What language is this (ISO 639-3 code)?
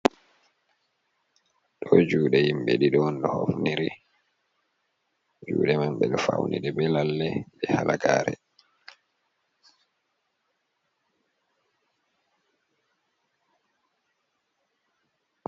ful